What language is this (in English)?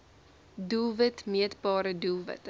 Afrikaans